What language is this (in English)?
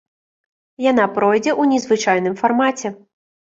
Belarusian